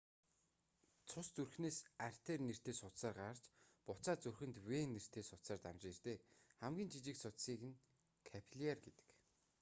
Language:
Mongolian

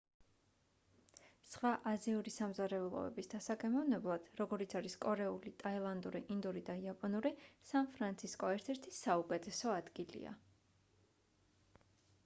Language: Georgian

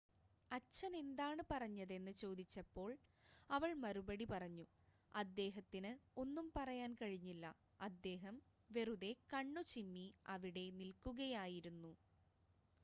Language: Malayalam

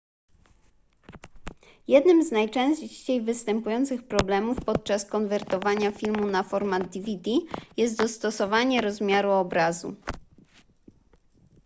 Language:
Polish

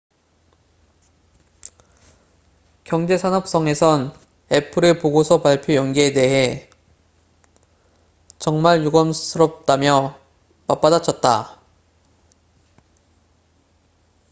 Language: Korean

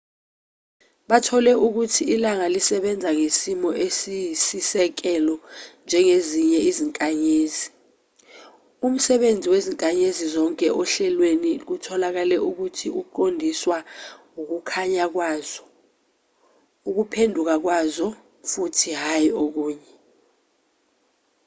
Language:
Zulu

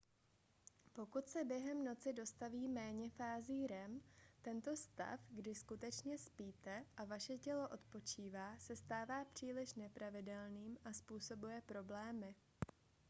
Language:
Czech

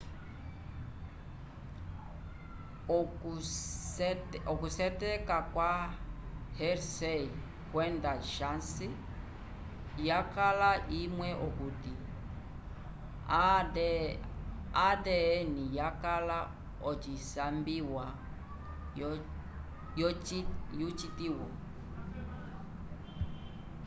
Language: Umbundu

